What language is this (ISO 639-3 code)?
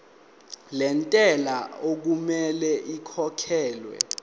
zul